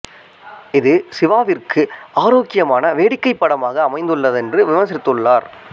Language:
Tamil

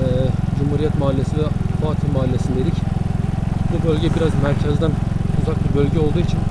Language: Turkish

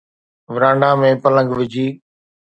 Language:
Sindhi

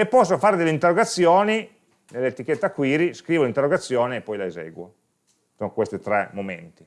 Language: Italian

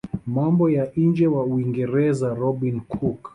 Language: Swahili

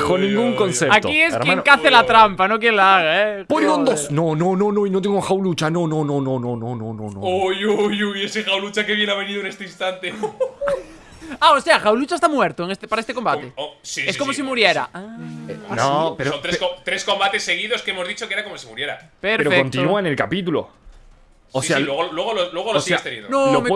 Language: Spanish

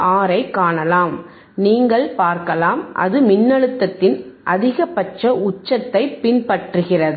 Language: Tamil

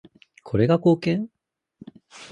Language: Japanese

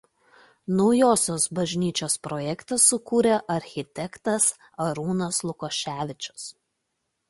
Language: Lithuanian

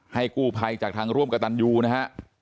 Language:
Thai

